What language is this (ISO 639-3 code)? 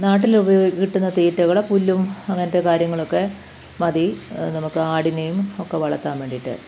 mal